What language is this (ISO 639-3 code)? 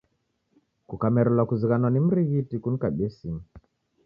dav